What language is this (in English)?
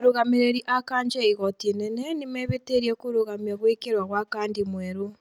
Kikuyu